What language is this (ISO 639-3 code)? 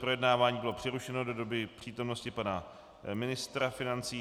ces